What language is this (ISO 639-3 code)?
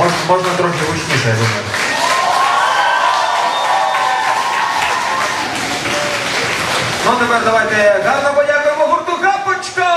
ukr